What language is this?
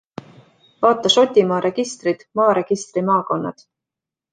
Estonian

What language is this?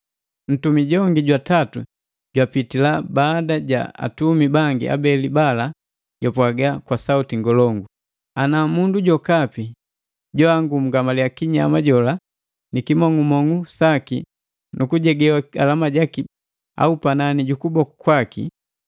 Matengo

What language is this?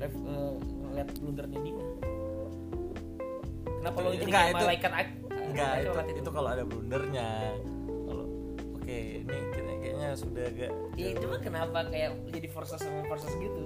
Indonesian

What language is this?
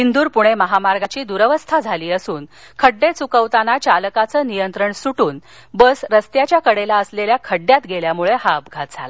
Marathi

